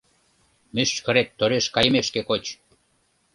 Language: Mari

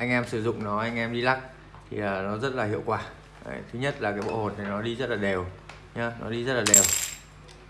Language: Vietnamese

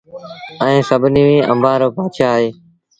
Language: Sindhi Bhil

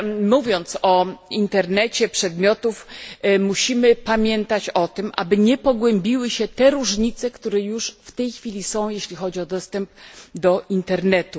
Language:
Polish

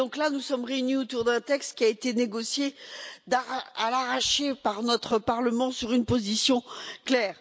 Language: French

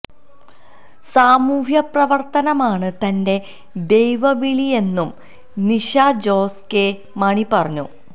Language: Malayalam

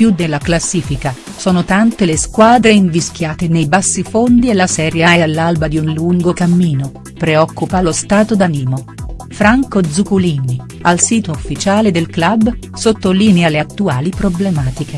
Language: Italian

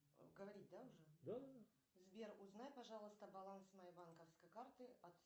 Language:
Russian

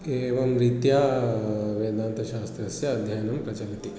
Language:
Sanskrit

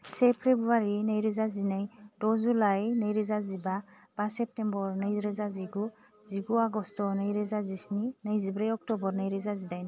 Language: Bodo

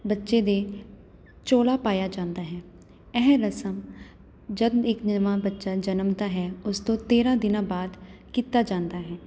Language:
Punjabi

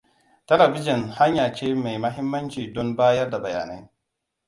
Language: Hausa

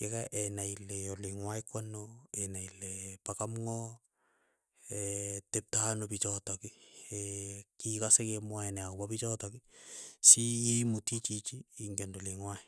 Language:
Keiyo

